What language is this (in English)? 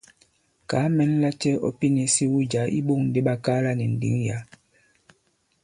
Bankon